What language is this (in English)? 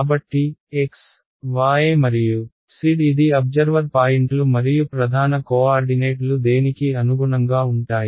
Telugu